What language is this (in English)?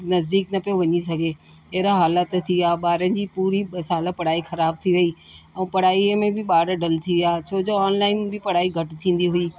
Sindhi